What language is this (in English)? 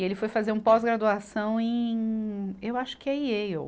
Portuguese